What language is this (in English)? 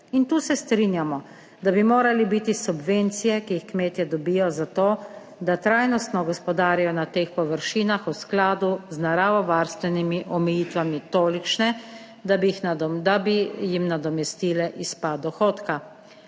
Slovenian